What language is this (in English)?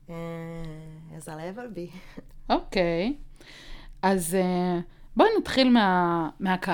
Hebrew